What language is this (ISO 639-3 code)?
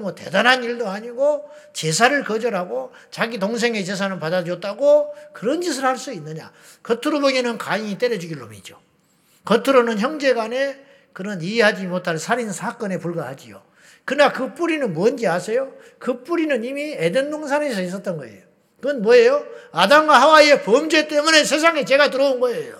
kor